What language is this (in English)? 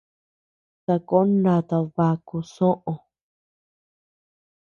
Tepeuxila Cuicatec